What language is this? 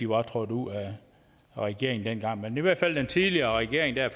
Danish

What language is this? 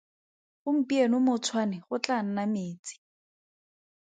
Tswana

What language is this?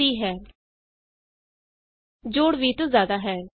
Punjabi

